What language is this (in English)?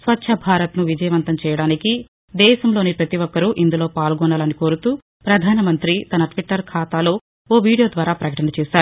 Telugu